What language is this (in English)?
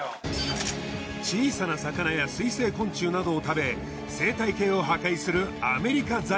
Japanese